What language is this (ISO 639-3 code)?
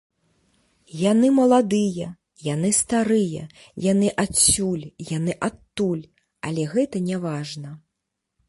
bel